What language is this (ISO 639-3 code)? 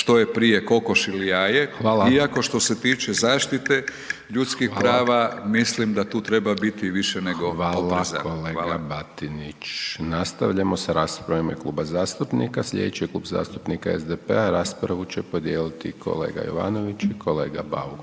hrv